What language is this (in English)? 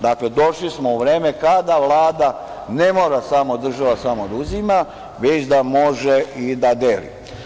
Serbian